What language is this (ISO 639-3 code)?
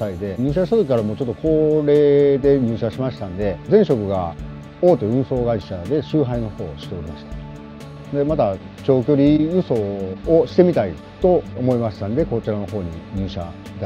jpn